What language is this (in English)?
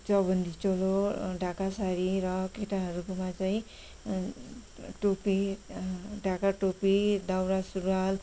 Nepali